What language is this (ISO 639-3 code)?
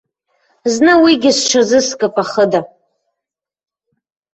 abk